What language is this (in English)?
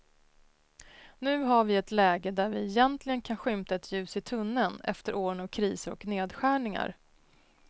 Swedish